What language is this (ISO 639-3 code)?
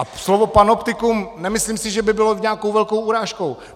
ces